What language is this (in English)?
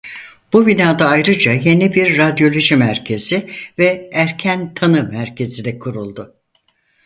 Turkish